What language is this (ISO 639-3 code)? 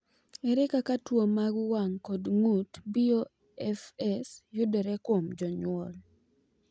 luo